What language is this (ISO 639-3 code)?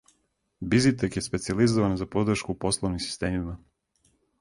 srp